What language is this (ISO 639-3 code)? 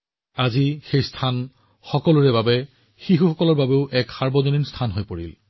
asm